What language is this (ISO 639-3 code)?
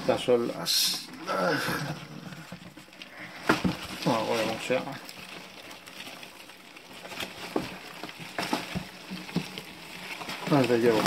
spa